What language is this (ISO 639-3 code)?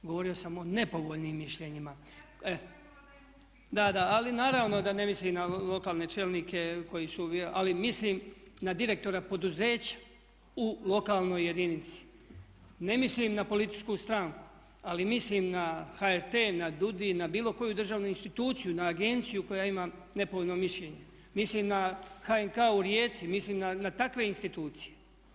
hrv